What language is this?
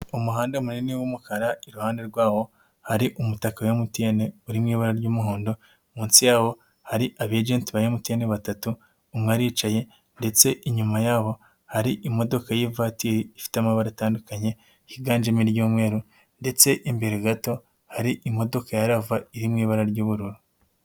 Kinyarwanda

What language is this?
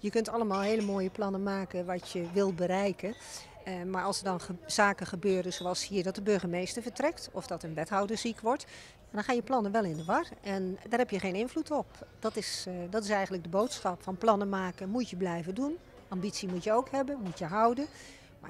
Dutch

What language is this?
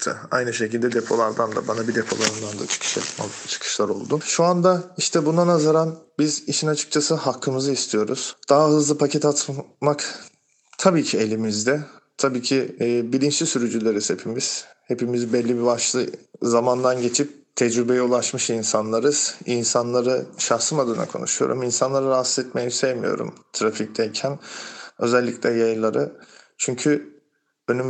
Turkish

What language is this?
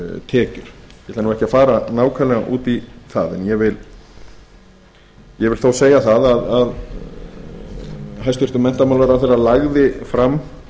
Icelandic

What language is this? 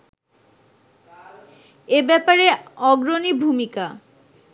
Bangla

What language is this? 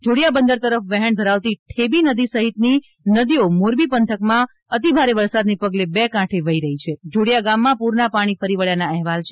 Gujarati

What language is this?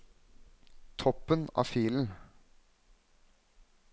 Norwegian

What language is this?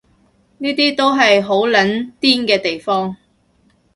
Cantonese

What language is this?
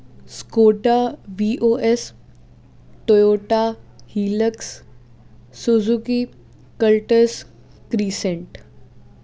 Punjabi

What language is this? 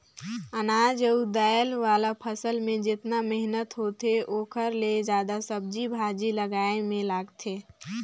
Chhattisgarhi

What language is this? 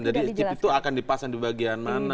Indonesian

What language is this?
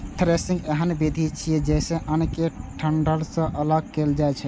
Maithili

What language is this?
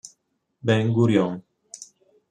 Italian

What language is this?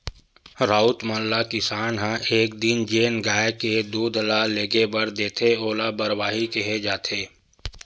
Chhattisgarhi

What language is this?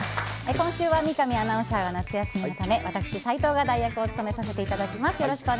Japanese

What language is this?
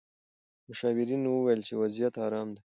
Pashto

